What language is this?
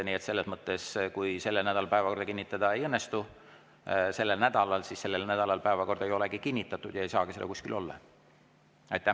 Estonian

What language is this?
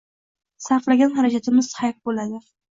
Uzbek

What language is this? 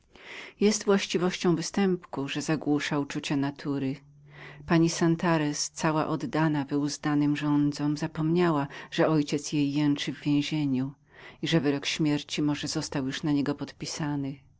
Polish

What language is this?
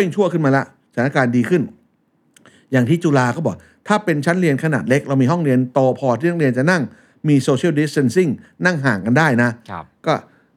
Thai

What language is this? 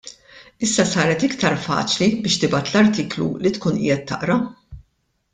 Maltese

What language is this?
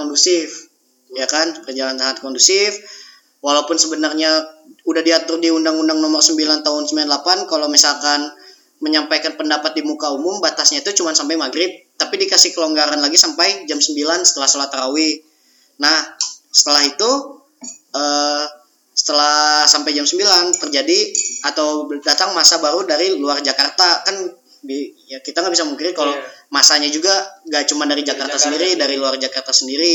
Indonesian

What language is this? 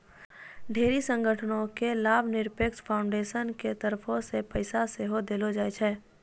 Maithili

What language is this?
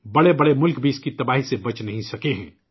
Urdu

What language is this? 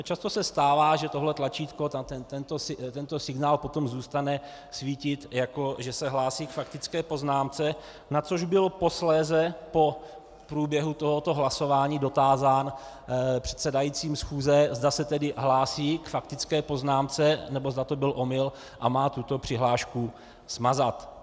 Czech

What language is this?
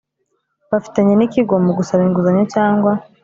Kinyarwanda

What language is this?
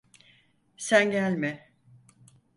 Turkish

